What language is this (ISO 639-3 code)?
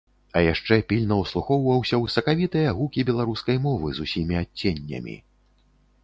bel